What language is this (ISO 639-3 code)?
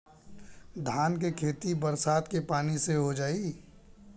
bho